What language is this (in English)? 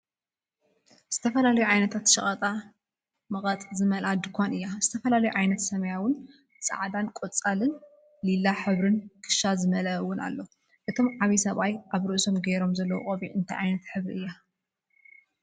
Tigrinya